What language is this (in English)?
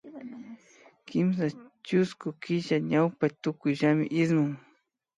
Imbabura Highland Quichua